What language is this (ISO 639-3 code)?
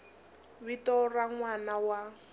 tso